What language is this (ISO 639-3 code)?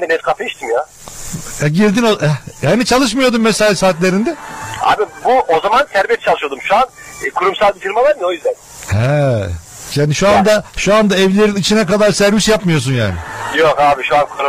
tur